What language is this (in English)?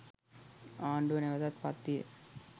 Sinhala